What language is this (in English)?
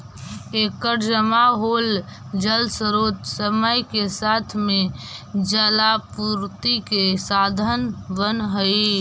Magahi